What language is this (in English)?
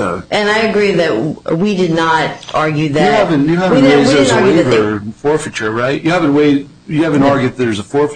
English